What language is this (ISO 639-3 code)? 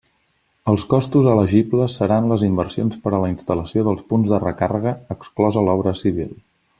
cat